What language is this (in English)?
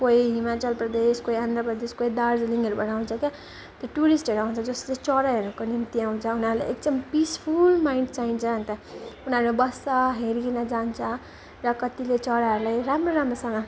Nepali